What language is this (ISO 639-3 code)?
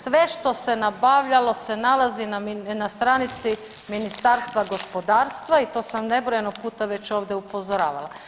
hrv